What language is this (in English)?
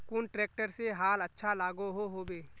Magahi